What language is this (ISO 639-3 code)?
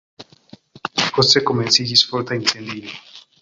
epo